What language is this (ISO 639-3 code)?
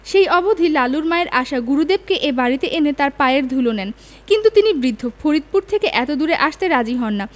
ben